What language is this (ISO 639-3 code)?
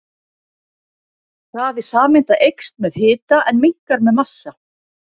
isl